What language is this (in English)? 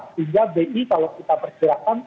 Indonesian